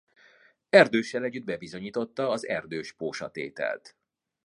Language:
Hungarian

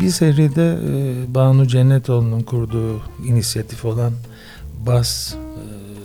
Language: Turkish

